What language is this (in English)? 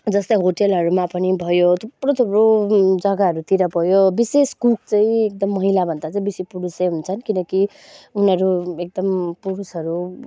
Nepali